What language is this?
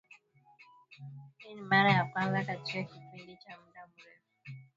Swahili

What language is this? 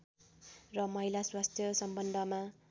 Nepali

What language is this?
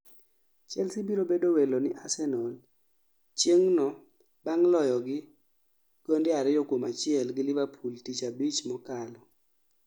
Luo (Kenya and Tanzania)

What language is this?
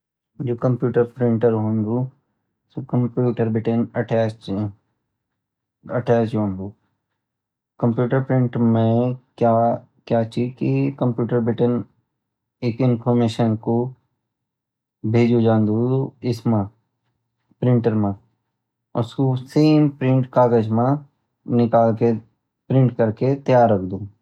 Garhwali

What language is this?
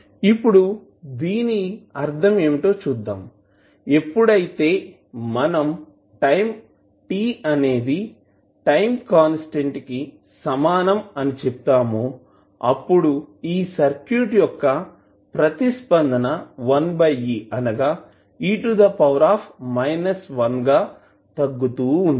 Telugu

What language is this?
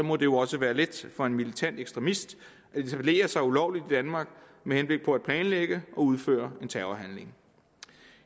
Danish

